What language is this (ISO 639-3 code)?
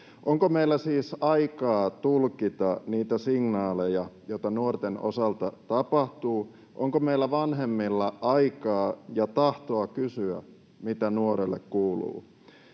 fin